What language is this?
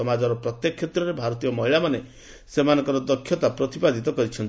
Odia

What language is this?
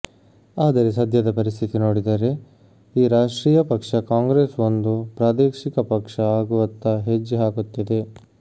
Kannada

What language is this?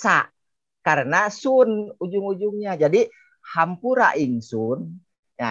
Indonesian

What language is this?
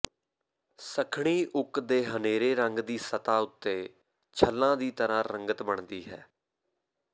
Punjabi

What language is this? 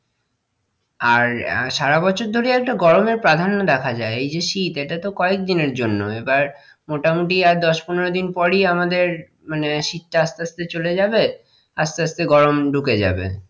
Bangla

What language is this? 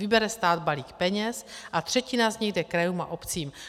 Czech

